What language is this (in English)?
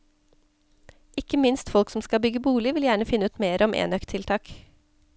Norwegian